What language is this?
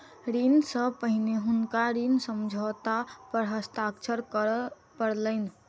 Maithili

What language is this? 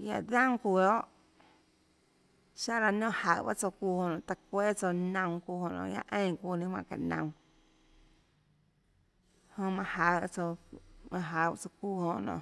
Tlacoatzintepec Chinantec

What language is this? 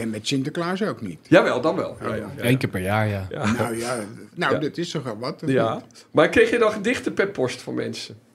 Dutch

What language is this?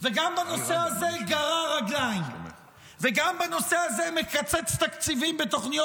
Hebrew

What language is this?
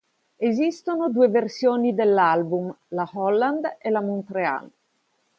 Italian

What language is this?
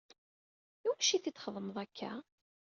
Kabyle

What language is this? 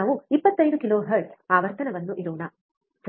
Kannada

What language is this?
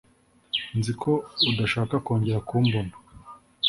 Kinyarwanda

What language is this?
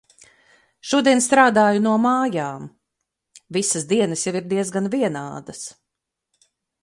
Latvian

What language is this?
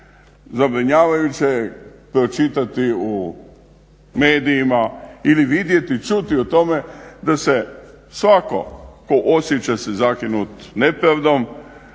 Croatian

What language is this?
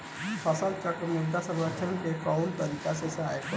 Bhojpuri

